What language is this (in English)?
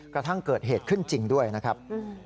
Thai